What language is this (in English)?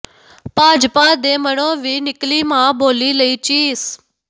Punjabi